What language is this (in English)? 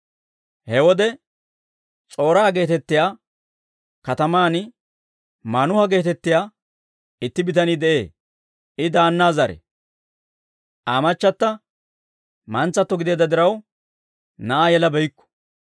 Dawro